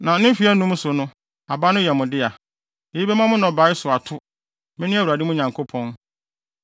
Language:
Akan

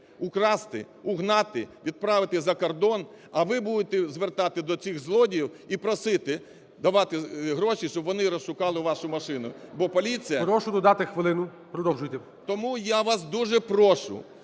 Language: Ukrainian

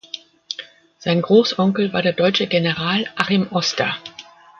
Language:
German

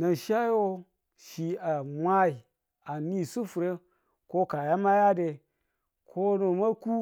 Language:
Tula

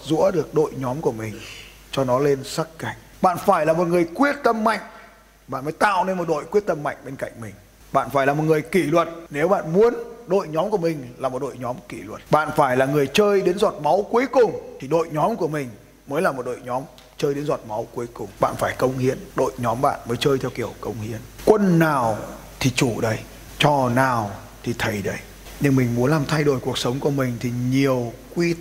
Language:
Vietnamese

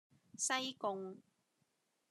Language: Cantonese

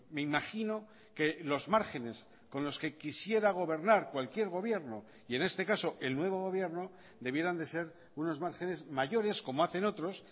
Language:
Spanish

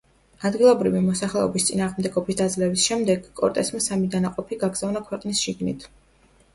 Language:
Georgian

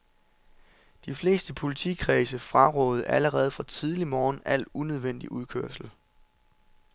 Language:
Danish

